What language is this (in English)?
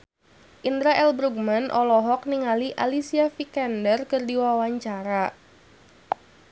Sundanese